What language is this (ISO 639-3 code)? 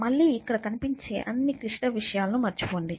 tel